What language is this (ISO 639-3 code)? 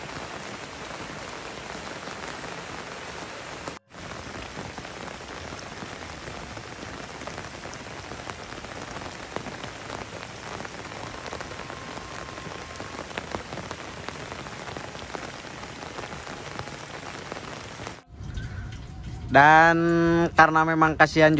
ind